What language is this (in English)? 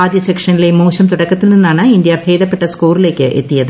Malayalam